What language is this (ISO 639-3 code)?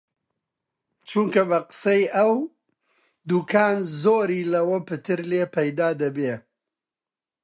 ckb